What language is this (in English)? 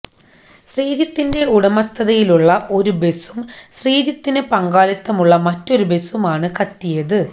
Malayalam